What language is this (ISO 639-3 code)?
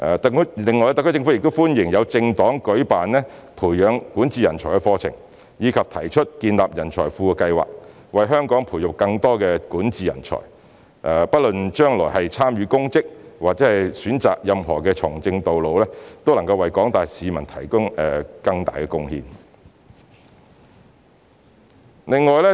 yue